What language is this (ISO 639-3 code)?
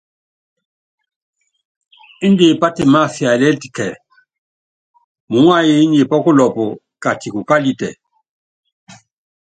yav